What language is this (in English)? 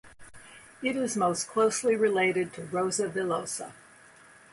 English